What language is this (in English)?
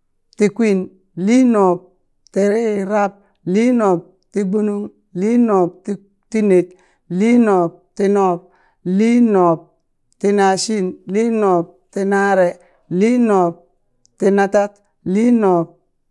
Burak